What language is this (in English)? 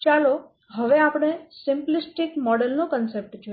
Gujarati